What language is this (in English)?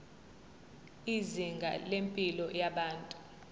Zulu